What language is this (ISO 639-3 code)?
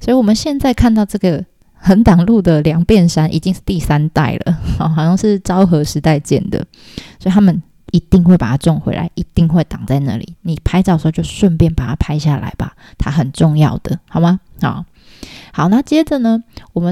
zho